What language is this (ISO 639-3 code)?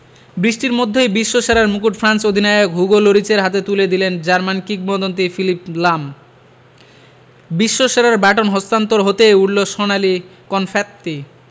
ben